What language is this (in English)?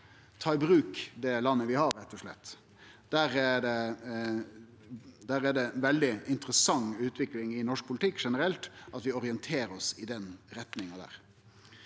Norwegian